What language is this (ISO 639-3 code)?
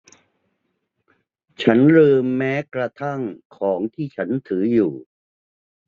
tha